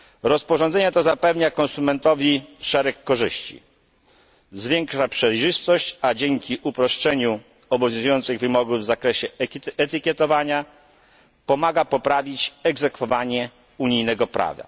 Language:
Polish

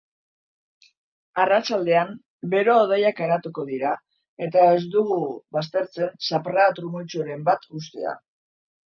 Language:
Basque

